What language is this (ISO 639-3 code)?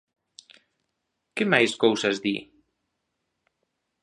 glg